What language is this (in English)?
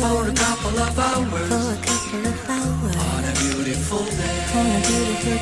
Swedish